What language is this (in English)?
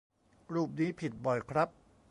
Thai